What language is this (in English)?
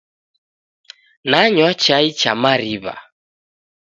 Taita